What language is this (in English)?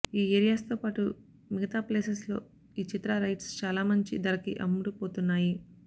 Telugu